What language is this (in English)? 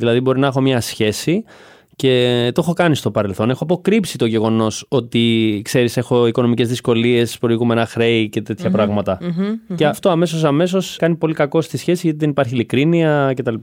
Greek